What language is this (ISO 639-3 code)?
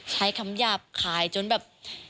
tha